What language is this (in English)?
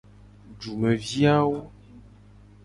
Gen